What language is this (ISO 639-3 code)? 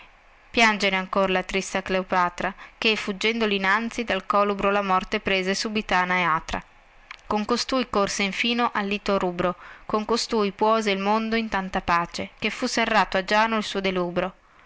ita